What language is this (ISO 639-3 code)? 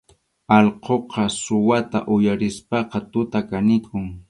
qxu